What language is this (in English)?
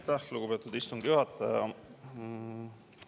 Estonian